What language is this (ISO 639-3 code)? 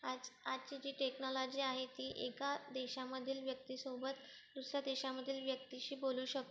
mar